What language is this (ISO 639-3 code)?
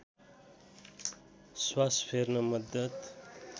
nep